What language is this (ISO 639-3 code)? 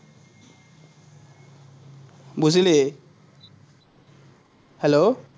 asm